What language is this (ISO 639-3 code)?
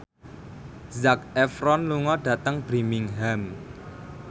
jav